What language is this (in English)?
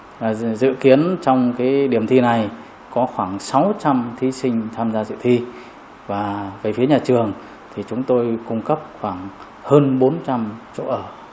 Vietnamese